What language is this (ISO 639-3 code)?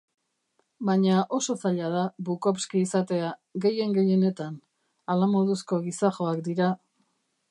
eus